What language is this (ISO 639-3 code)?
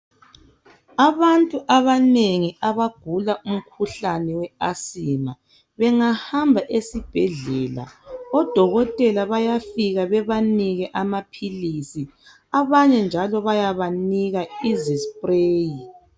nde